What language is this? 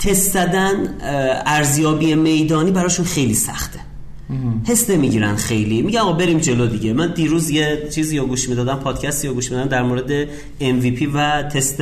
Persian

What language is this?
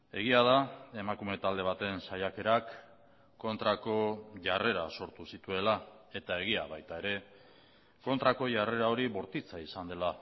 Basque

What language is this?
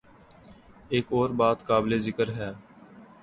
Urdu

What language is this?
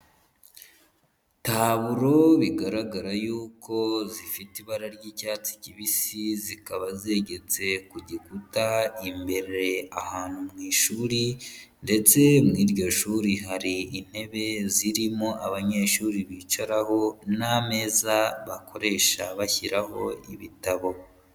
Kinyarwanda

